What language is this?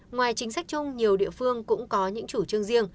Vietnamese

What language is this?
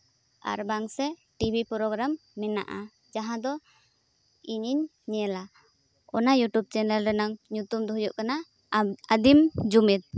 Santali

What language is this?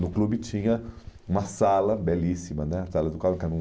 Portuguese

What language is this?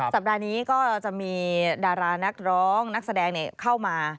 Thai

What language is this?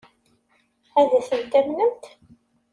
Kabyle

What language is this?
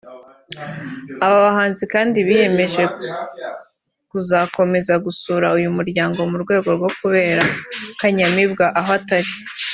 Kinyarwanda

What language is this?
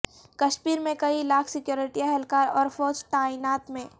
Urdu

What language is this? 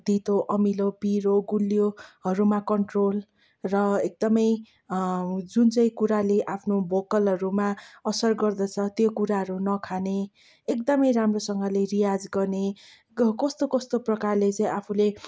Nepali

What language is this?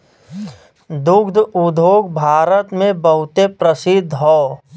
Bhojpuri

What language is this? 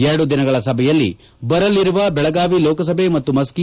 Kannada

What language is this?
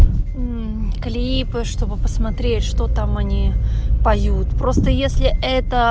Russian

